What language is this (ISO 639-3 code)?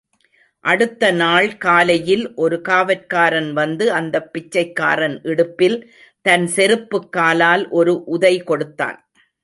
tam